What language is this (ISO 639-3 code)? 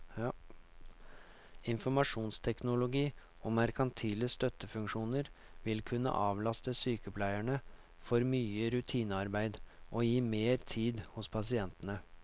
nor